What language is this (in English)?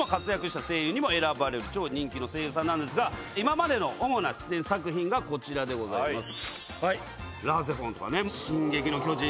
Japanese